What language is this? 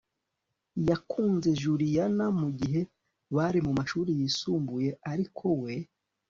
Kinyarwanda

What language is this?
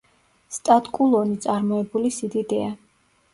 Georgian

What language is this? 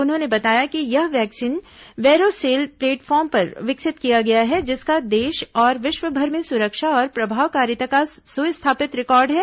Hindi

